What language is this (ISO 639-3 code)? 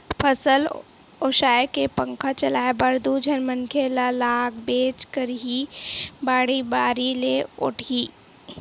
hne